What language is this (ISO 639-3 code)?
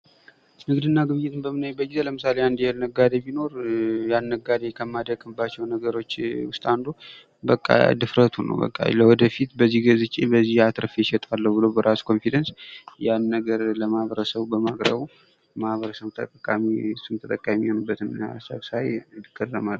amh